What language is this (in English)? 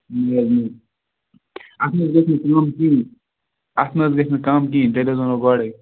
Kashmiri